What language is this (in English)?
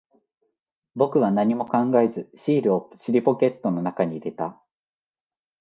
Japanese